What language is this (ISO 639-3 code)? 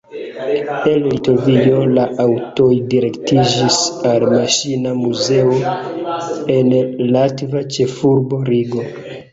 epo